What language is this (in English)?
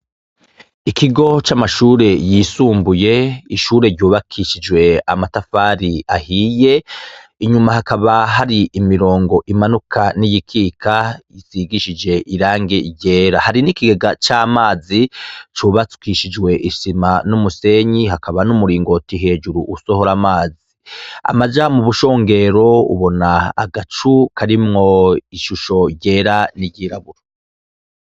Rundi